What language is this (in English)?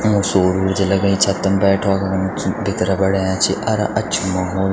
Garhwali